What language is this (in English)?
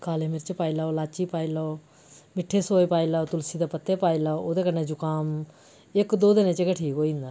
Dogri